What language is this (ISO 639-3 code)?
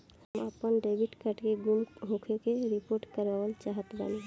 bho